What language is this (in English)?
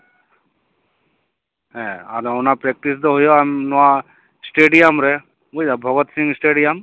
Santali